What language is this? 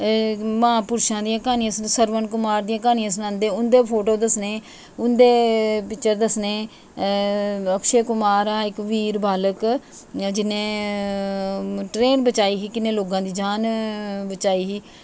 Dogri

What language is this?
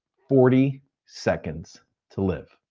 English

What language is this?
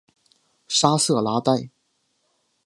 Chinese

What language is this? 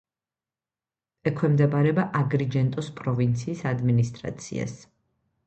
Georgian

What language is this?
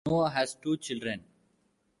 English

